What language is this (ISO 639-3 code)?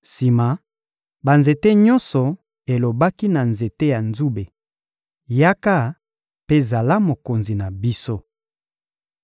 lin